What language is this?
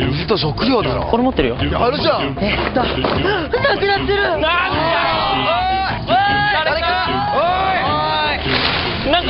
Japanese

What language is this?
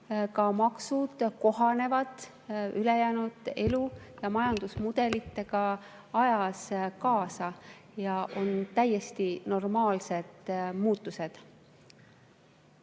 Estonian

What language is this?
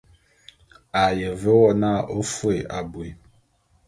Bulu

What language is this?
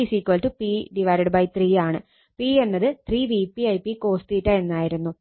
Malayalam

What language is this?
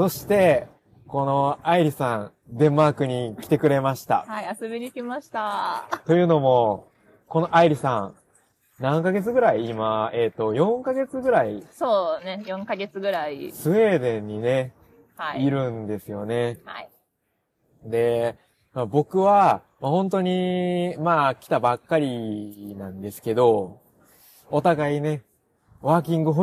Japanese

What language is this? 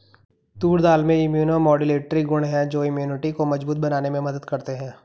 Hindi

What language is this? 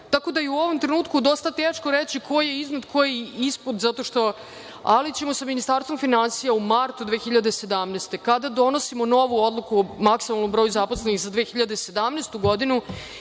Serbian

